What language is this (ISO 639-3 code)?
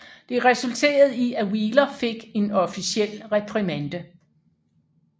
dan